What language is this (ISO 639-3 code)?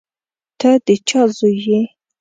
pus